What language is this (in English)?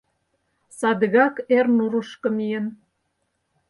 Mari